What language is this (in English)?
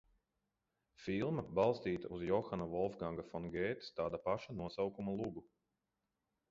Latvian